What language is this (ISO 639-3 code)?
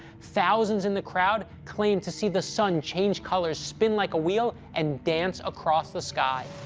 eng